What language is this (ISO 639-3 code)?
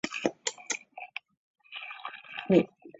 zho